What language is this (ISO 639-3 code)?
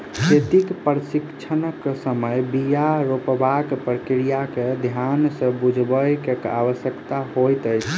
mai